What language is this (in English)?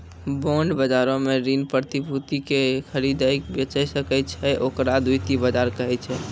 Maithili